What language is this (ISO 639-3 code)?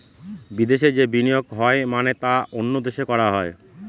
ben